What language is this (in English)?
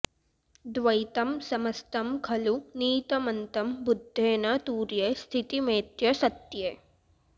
Sanskrit